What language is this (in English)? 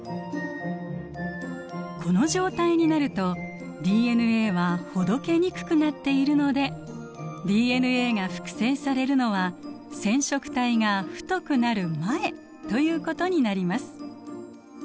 Japanese